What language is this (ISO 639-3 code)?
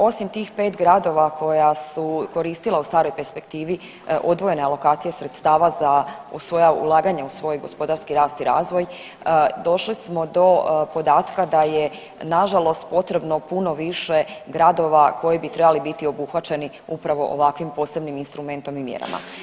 hrv